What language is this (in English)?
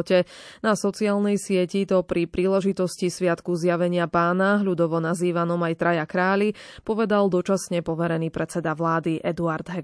Slovak